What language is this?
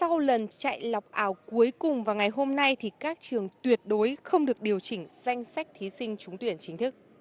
Vietnamese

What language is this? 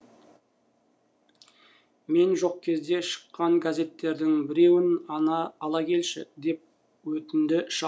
Kazakh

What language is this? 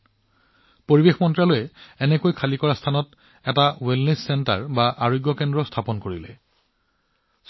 Assamese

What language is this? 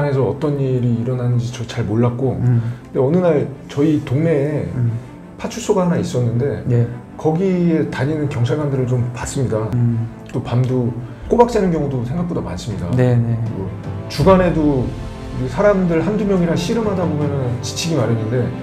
Korean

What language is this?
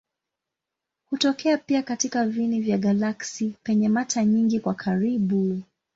Swahili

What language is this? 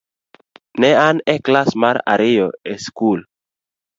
Luo (Kenya and Tanzania)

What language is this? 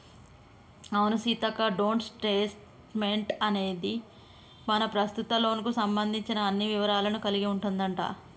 Telugu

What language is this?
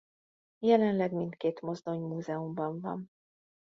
Hungarian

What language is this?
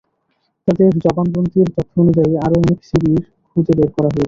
Bangla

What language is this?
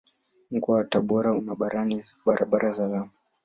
Swahili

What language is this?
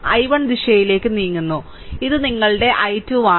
Malayalam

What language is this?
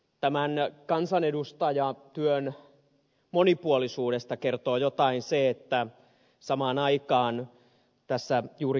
Finnish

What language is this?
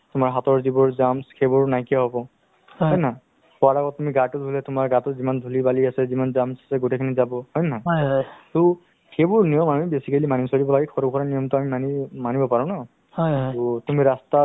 Assamese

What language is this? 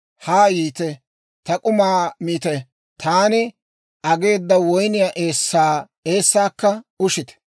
Dawro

